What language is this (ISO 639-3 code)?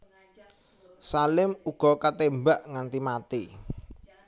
jav